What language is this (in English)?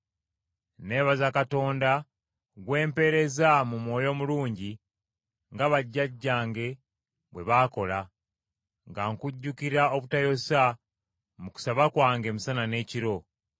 Ganda